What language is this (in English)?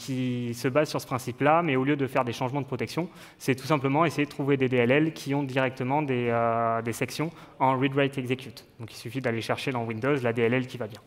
French